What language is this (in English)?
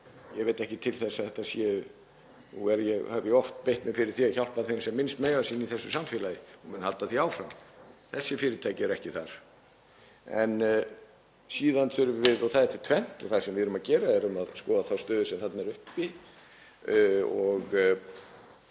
Icelandic